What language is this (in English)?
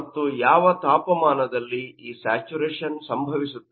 Kannada